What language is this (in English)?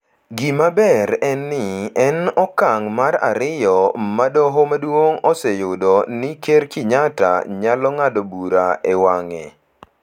Luo (Kenya and Tanzania)